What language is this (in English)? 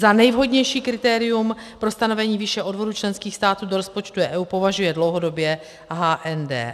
Czech